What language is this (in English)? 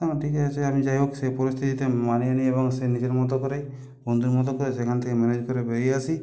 Bangla